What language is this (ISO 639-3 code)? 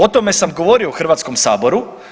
hrv